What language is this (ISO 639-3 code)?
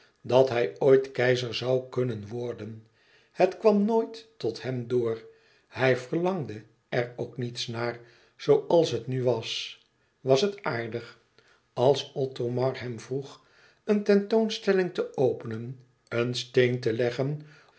nld